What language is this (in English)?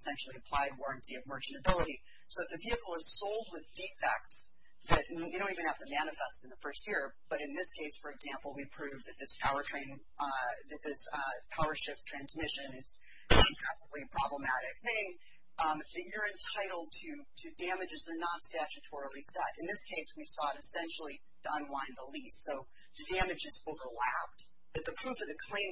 English